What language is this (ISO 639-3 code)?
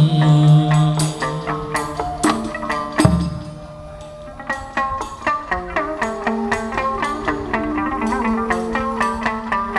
ind